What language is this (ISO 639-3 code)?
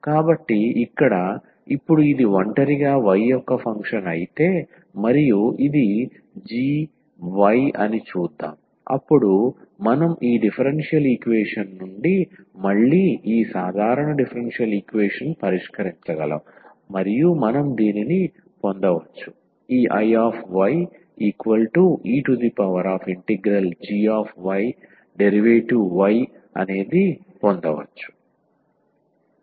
tel